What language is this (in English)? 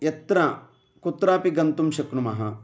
Sanskrit